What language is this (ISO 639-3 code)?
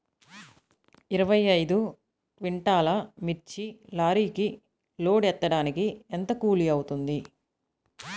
tel